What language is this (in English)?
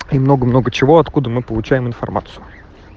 Russian